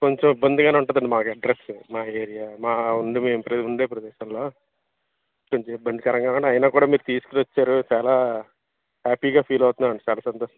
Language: Telugu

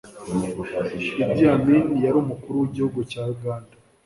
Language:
Kinyarwanda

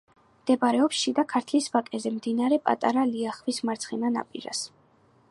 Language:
Georgian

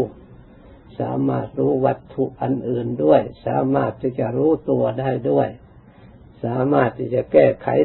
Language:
Thai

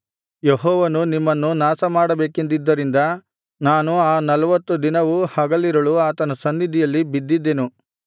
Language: Kannada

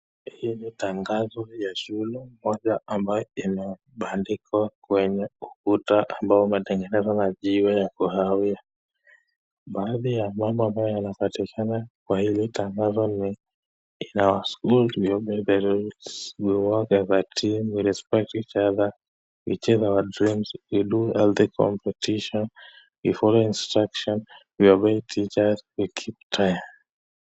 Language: Swahili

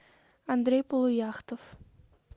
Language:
Russian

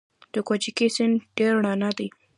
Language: Pashto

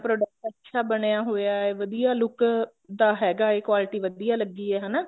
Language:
Punjabi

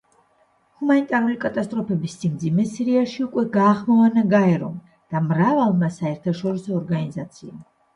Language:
Georgian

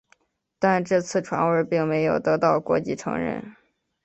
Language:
Chinese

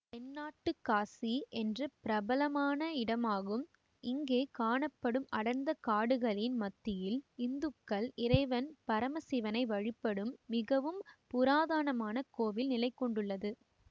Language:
Tamil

